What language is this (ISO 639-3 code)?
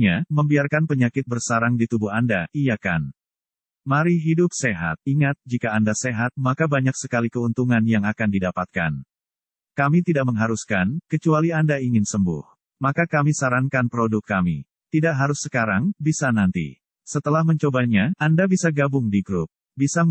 ind